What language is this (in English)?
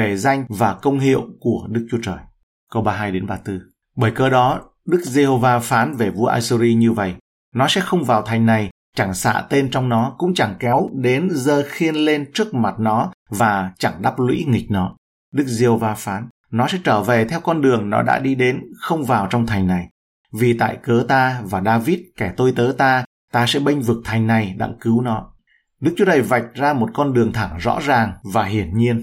Vietnamese